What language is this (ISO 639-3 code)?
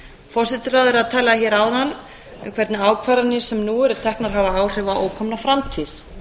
isl